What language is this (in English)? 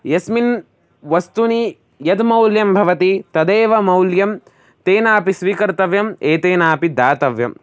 Sanskrit